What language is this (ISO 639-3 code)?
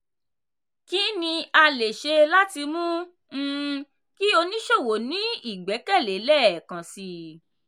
yor